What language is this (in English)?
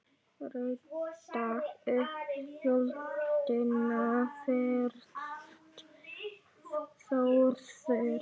Icelandic